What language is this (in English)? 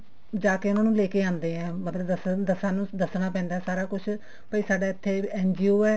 Punjabi